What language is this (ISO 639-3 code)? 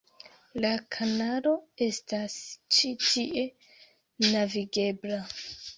epo